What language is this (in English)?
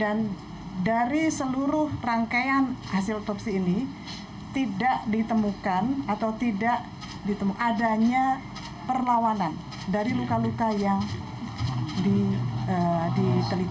Indonesian